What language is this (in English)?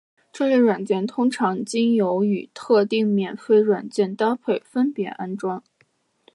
Chinese